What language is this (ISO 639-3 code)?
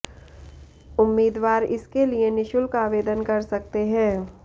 hin